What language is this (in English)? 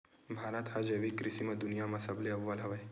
Chhattisgarhi